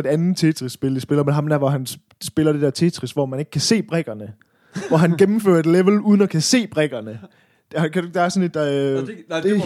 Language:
Danish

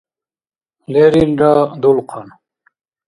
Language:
Dargwa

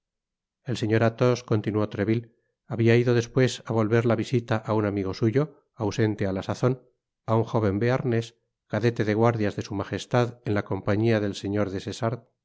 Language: Spanish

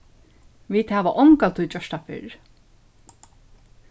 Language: Faroese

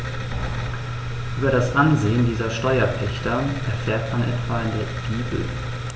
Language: German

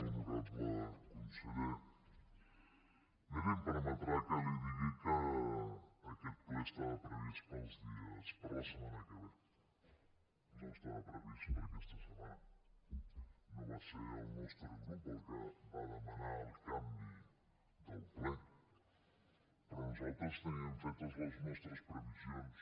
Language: Catalan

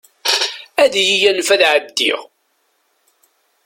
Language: Kabyle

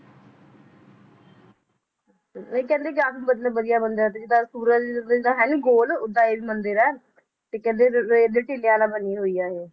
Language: Punjabi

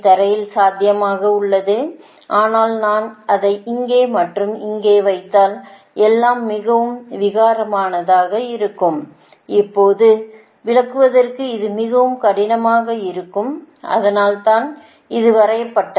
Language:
Tamil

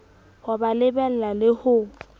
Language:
Southern Sotho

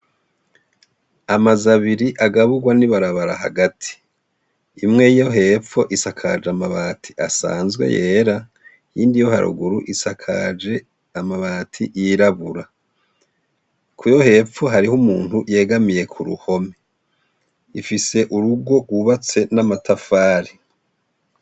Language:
Rundi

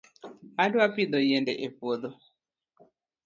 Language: Luo (Kenya and Tanzania)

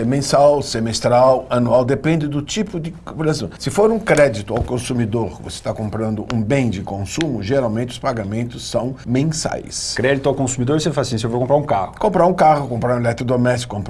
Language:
Portuguese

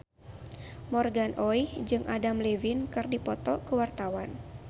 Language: Sundanese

